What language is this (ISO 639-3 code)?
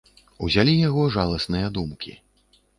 bel